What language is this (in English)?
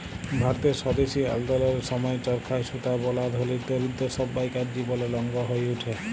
Bangla